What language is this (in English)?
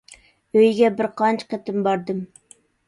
Uyghur